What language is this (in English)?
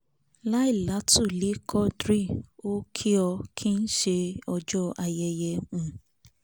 Yoruba